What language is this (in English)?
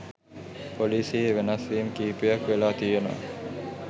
Sinhala